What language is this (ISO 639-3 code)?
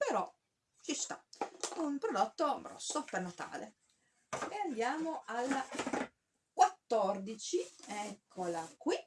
ita